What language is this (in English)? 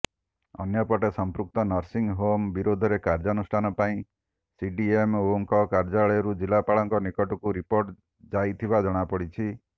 Odia